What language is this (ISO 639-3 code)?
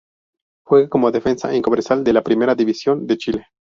spa